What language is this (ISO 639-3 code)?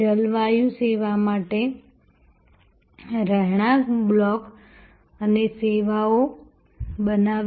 guj